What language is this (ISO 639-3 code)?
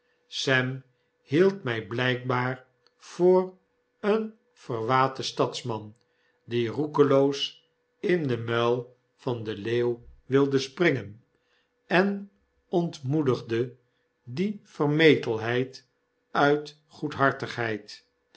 nld